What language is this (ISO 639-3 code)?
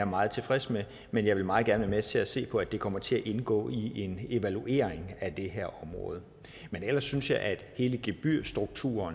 dan